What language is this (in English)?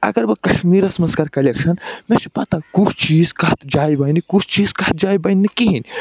Kashmiri